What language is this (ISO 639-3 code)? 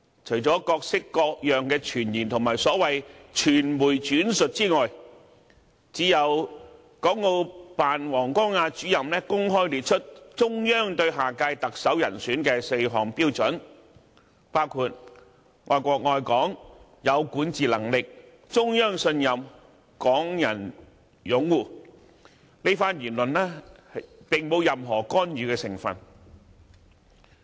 yue